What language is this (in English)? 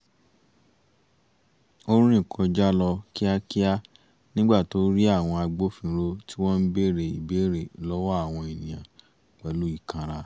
Yoruba